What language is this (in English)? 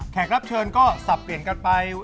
Thai